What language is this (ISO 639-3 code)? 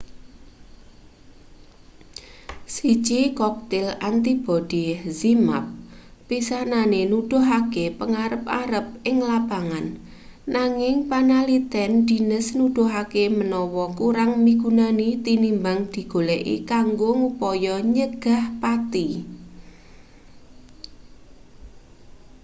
jav